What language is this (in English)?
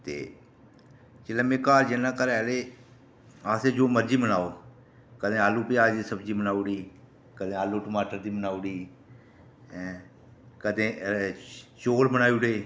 Dogri